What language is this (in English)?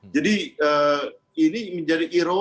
Indonesian